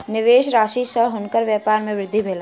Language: Maithili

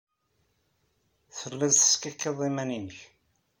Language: Kabyle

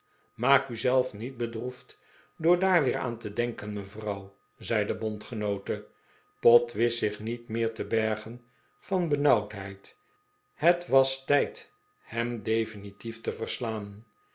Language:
Dutch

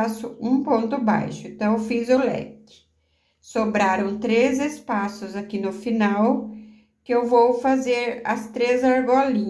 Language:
Portuguese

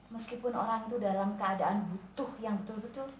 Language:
Indonesian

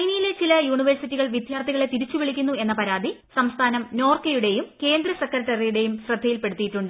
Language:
Malayalam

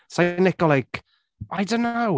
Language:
Welsh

